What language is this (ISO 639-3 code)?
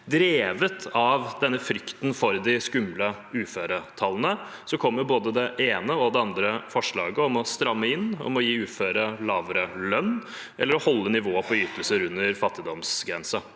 nor